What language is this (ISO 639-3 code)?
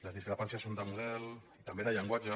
cat